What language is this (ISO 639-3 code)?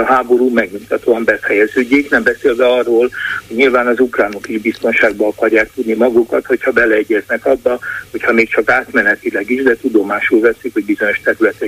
hun